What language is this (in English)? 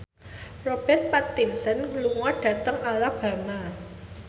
Javanese